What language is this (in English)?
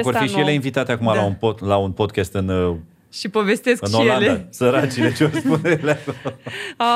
Romanian